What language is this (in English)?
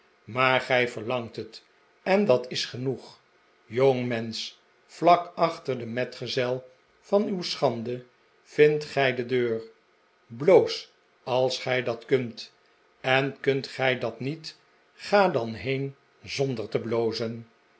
Dutch